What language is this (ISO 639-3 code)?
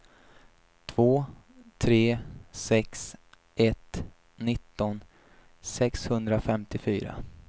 swe